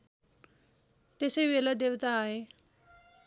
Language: Nepali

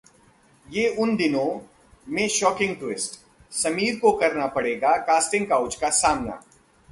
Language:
Hindi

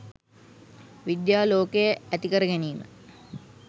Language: Sinhala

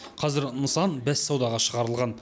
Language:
Kazakh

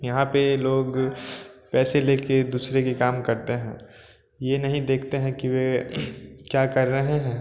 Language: Hindi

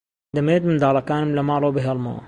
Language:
Central Kurdish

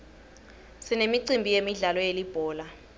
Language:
Swati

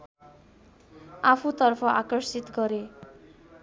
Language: Nepali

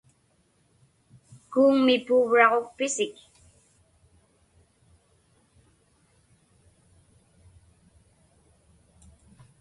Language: Inupiaq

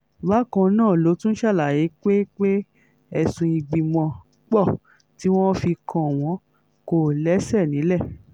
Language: Yoruba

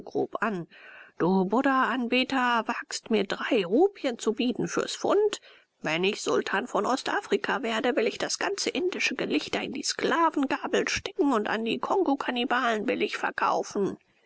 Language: German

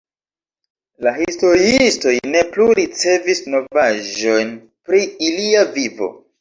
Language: Esperanto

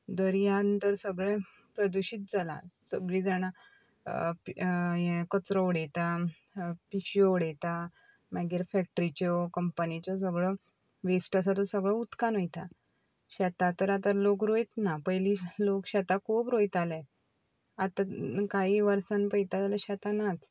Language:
Konkani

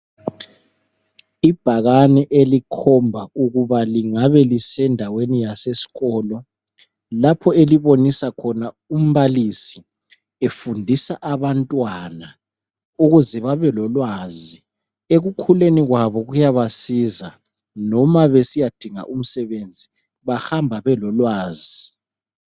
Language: North Ndebele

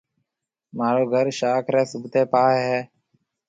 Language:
Marwari (Pakistan)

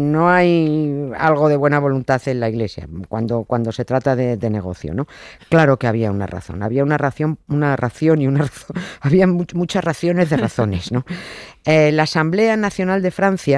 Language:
Spanish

